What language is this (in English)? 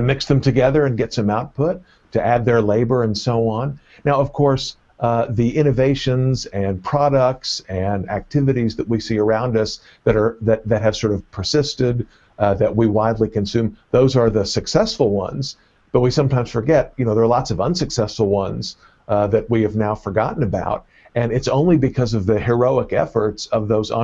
English